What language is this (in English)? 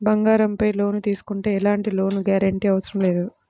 Telugu